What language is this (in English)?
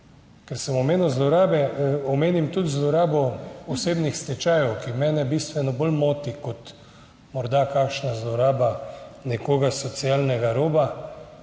Slovenian